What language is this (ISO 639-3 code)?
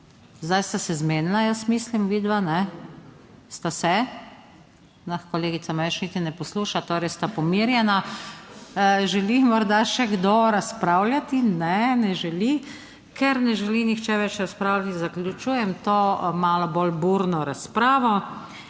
slv